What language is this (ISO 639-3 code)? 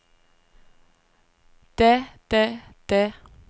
dan